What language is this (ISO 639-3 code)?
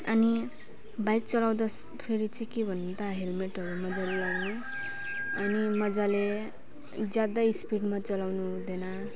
nep